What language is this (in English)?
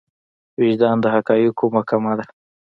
Pashto